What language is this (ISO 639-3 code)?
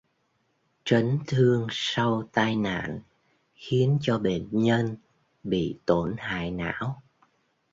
vie